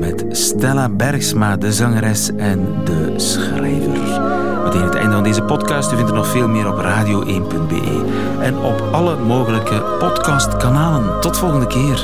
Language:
Dutch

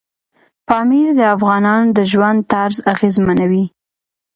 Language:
Pashto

